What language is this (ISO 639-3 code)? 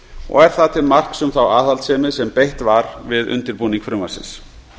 isl